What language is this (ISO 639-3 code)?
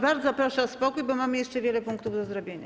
pol